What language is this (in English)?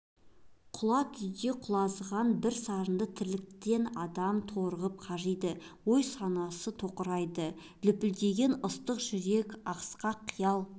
Kazakh